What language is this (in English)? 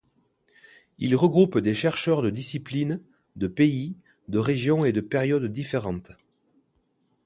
French